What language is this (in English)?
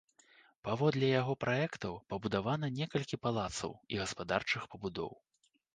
Belarusian